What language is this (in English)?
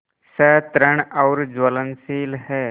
Hindi